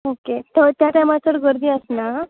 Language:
Konkani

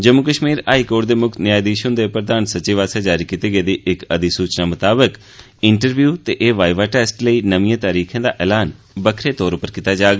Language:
Dogri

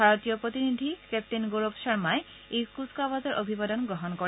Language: Assamese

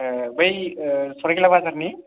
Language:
Bodo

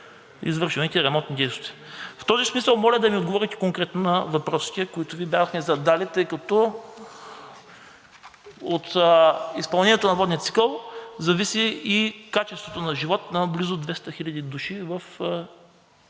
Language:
Bulgarian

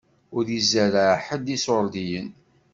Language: Kabyle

